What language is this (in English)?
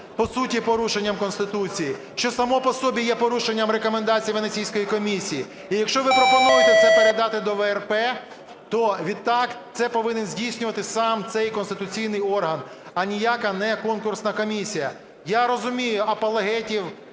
Ukrainian